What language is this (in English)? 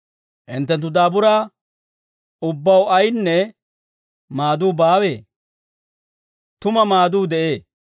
Dawro